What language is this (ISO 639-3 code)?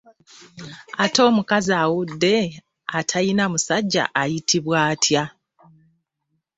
lug